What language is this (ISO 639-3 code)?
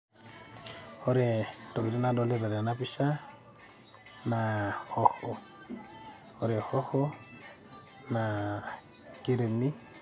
mas